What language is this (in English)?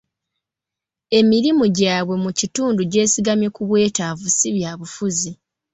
Ganda